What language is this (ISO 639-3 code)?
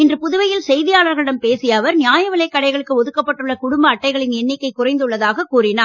tam